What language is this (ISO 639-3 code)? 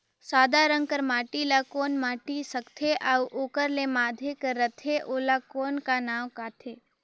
hne